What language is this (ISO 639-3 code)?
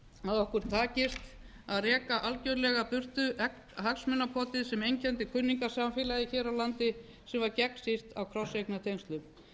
isl